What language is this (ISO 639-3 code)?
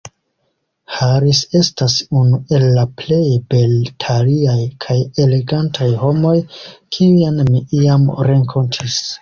epo